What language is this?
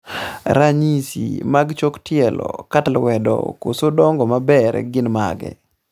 Luo (Kenya and Tanzania)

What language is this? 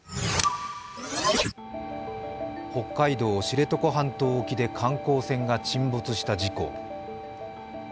Japanese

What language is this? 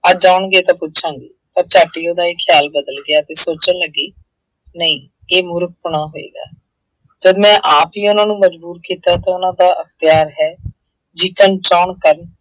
Punjabi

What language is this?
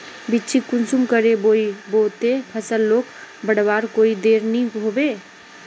Magahi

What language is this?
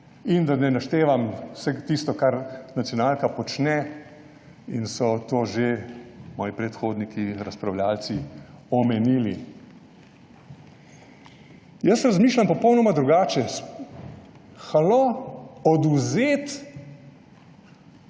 Slovenian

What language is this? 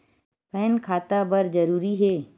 Chhattisgarhi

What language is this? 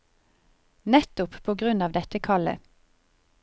Norwegian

